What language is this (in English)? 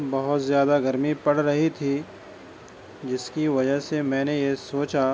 Urdu